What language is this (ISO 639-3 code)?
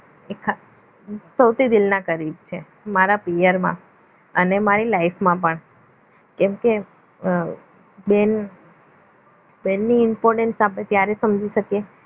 guj